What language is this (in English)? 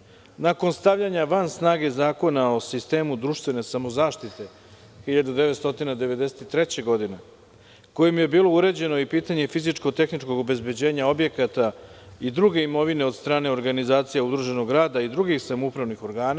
Serbian